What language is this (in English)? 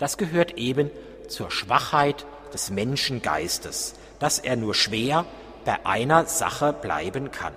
German